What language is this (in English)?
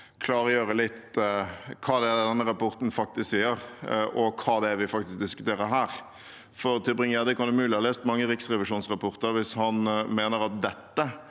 Norwegian